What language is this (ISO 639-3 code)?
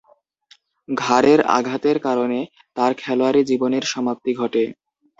ben